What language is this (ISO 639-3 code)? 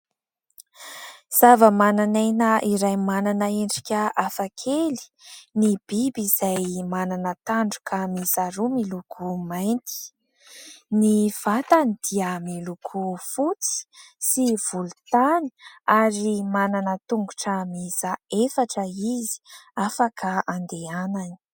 mlg